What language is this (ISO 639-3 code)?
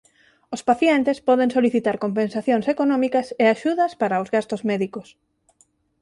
glg